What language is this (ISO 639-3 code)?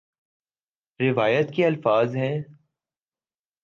urd